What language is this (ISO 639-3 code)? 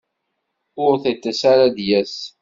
kab